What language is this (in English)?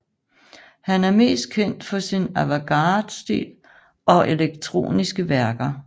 Danish